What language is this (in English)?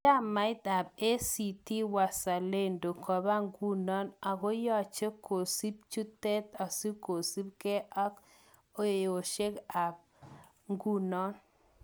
Kalenjin